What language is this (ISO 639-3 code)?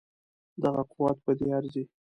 pus